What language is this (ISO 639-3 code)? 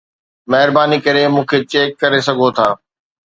snd